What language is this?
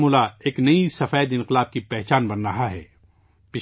Urdu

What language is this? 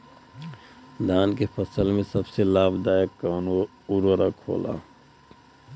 Bhojpuri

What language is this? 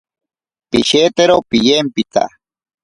Ashéninka Perené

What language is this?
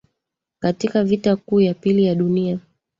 Swahili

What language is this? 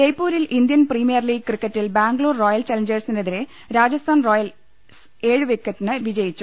Malayalam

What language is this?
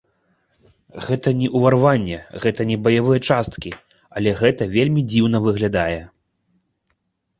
Belarusian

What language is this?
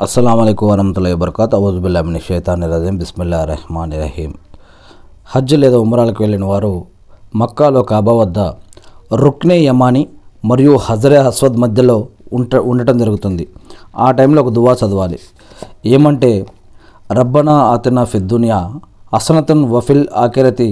Telugu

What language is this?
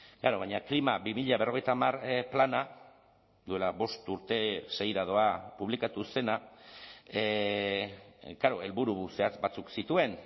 Basque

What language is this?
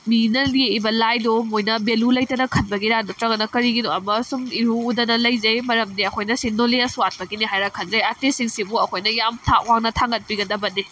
Manipuri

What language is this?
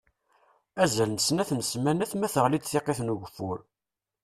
Kabyle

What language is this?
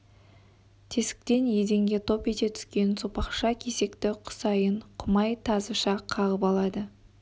Kazakh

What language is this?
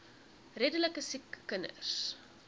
Afrikaans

